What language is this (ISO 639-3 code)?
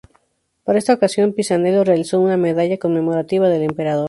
spa